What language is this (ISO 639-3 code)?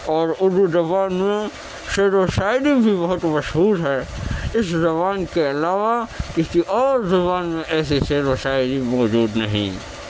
urd